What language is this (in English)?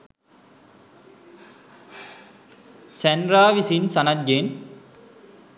Sinhala